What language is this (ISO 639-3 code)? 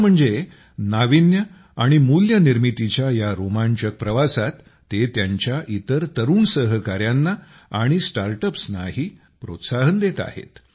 mar